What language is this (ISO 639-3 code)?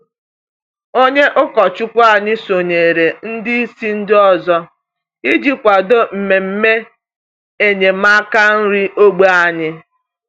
ibo